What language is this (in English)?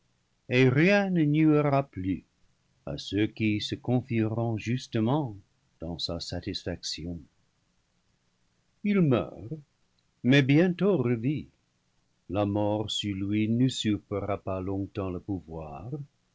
French